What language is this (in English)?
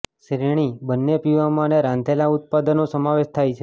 Gujarati